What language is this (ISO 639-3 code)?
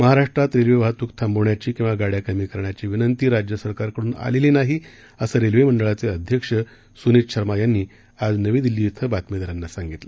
mar